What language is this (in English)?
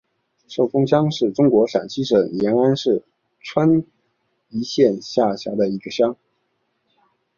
Chinese